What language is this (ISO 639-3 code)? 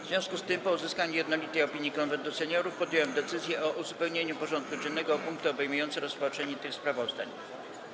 pol